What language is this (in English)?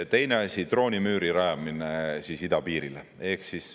Estonian